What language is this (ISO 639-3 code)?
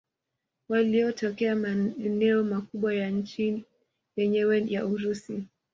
swa